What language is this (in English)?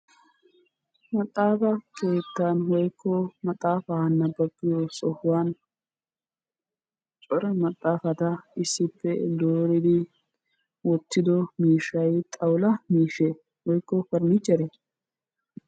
Wolaytta